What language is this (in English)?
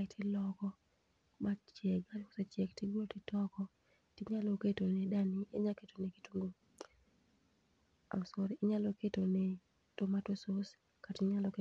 Luo (Kenya and Tanzania)